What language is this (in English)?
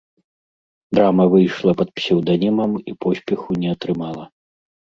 Belarusian